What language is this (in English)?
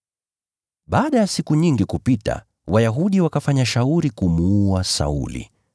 Swahili